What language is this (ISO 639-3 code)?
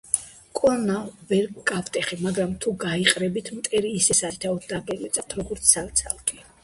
kat